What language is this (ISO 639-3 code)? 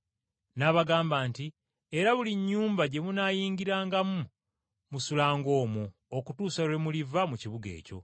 lug